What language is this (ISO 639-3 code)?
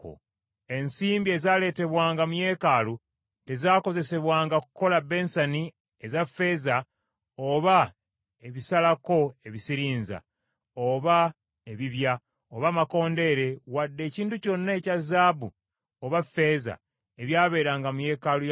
lug